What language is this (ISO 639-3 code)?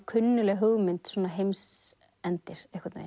isl